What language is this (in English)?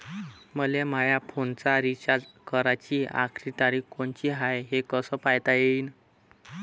Marathi